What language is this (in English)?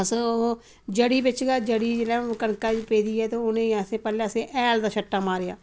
Dogri